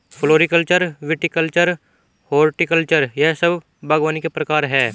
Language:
Hindi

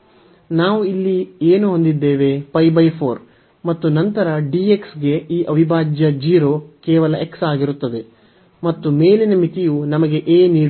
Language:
Kannada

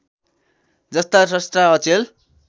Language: Nepali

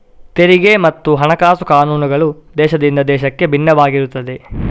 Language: Kannada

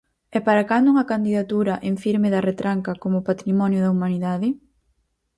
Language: Galician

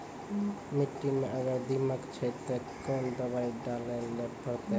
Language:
Maithili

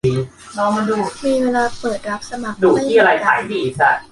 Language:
Thai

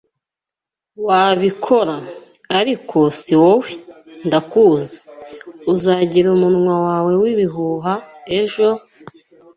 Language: Kinyarwanda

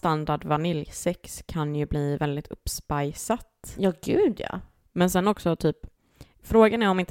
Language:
Swedish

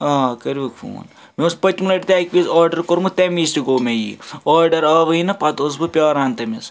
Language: Kashmiri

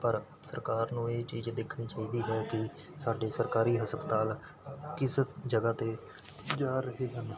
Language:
Punjabi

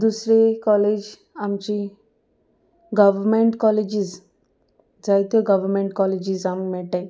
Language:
Konkani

